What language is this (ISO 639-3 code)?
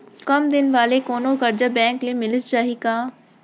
hne